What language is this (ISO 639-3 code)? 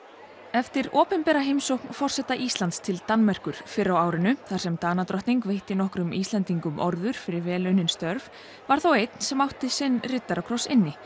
isl